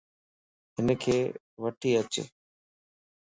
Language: Lasi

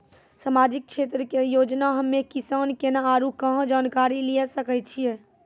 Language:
Maithili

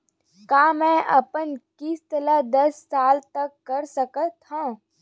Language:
Chhattisgarhi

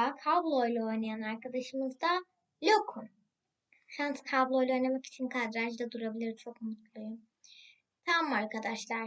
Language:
Turkish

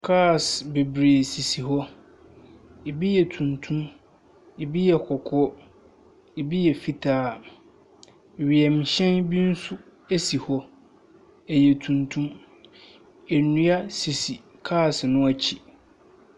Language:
Akan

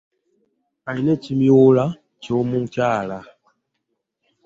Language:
Ganda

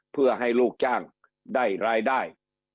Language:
Thai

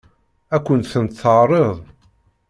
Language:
Kabyle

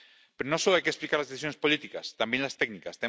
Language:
Spanish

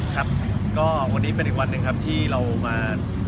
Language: Thai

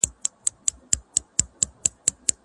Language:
Pashto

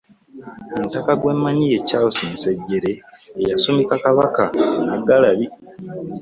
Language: Ganda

